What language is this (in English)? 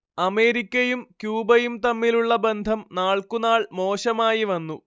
Malayalam